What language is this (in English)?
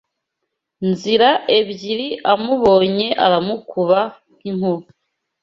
Kinyarwanda